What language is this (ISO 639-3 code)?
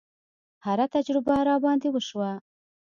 pus